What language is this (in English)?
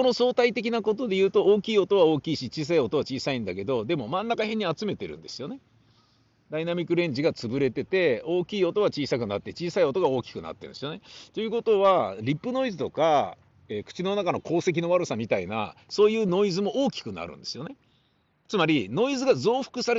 Japanese